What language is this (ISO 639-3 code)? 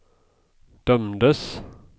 swe